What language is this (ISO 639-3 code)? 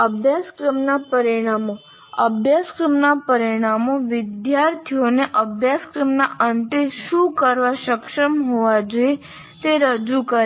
guj